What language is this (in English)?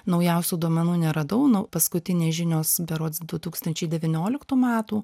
Lithuanian